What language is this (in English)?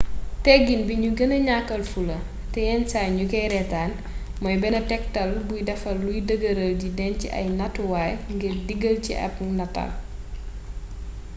Wolof